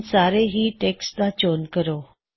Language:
Punjabi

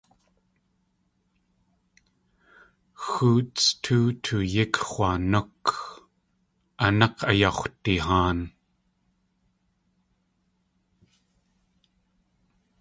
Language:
Tlingit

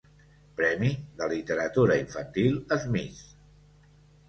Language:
Catalan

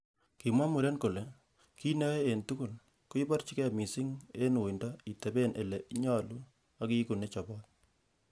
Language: Kalenjin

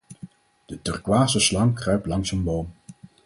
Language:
Dutch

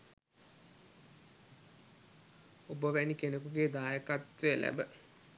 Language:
Sinhala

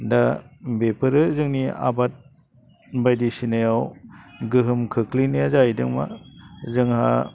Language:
Bodo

